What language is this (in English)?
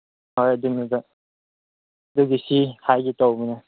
Manipuri